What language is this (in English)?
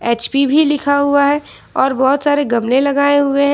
Hindi